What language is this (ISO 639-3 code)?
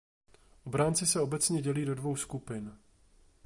ces